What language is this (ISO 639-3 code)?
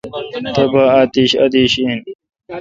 xka